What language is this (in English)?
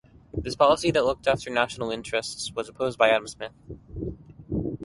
English